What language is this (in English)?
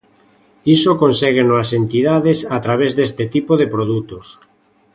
Galician